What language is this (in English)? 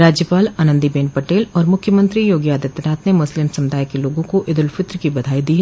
Hindi